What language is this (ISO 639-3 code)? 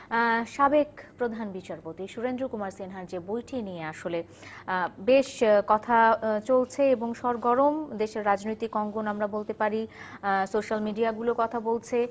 ben